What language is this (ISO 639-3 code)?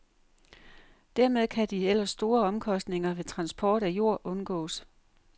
dan